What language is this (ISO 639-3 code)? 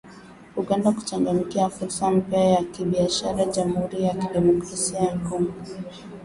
swa